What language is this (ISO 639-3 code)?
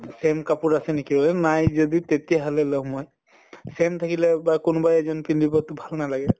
asm